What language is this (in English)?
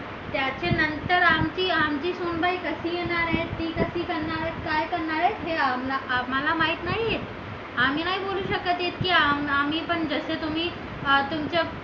Marathi